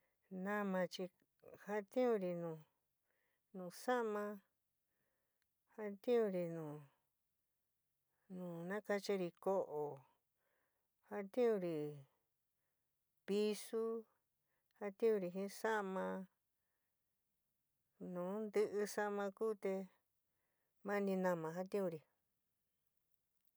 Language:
San Miguel El Grande Mixtec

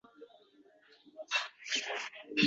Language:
Uzbek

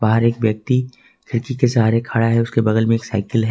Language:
Hindi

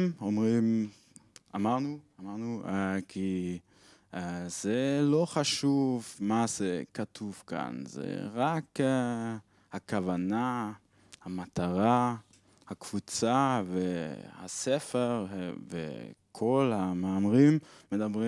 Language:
Hebrew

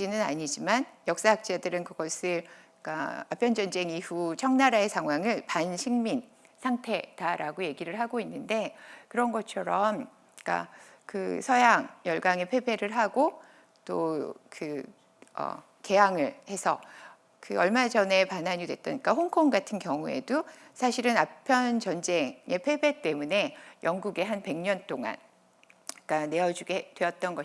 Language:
Korean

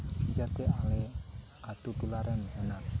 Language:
Santali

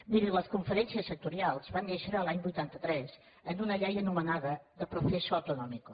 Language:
Catalan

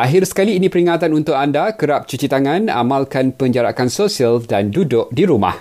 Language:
Malay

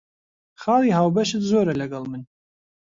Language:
Central Kurdish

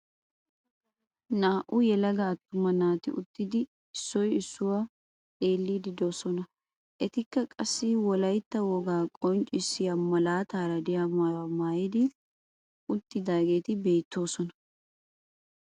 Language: Wolaytta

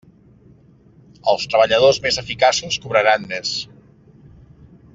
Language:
Catalan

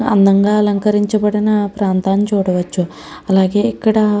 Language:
Telugu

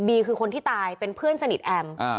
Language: Thai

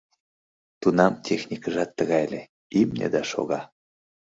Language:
Mari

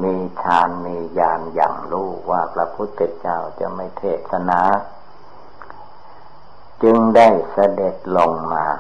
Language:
Thai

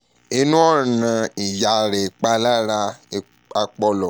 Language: Yoruba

